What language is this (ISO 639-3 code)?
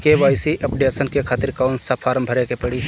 bho